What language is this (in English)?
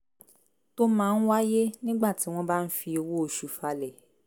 Yoruba